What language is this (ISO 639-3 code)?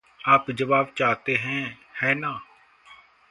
hin